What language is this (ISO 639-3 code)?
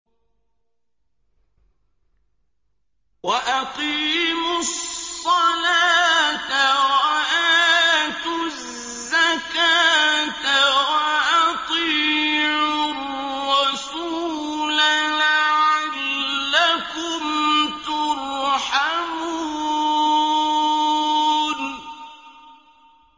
ara